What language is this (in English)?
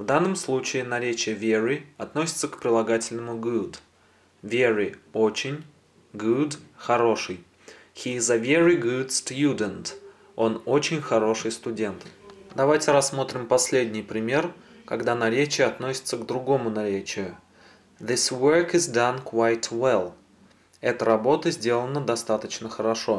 Russian